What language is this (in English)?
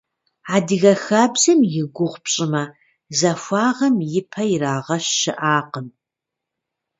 Kabardian